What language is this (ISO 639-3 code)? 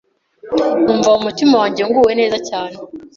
kin